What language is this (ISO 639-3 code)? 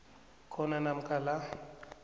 nbl